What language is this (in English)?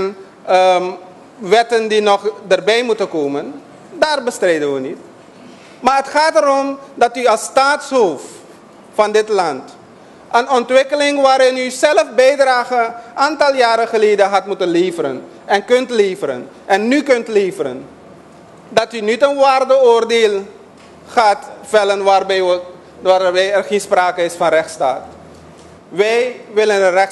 Dutch